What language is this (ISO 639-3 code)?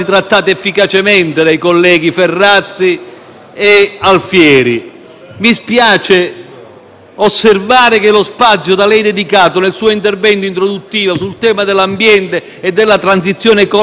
ita